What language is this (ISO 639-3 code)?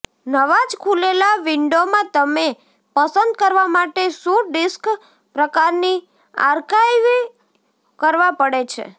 guj